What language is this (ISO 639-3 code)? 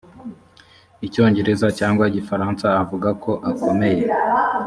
kin